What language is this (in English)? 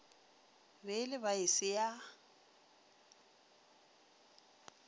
Northern Sotho